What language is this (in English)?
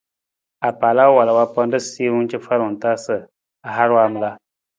Nawdm